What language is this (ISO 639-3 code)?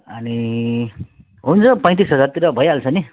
nep